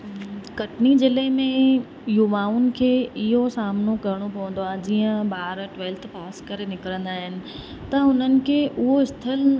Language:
Sindhi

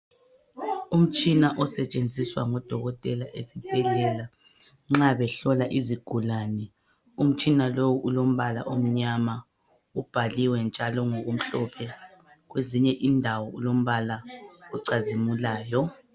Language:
North Ndebele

